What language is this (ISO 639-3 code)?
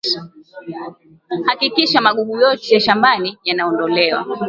swa